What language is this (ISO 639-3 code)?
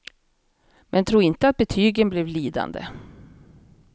swe